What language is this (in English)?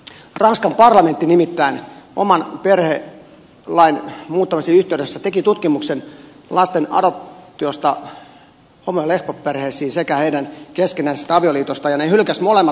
Finnish